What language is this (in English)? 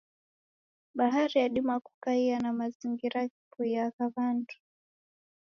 Taita